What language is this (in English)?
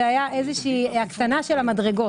Hebrew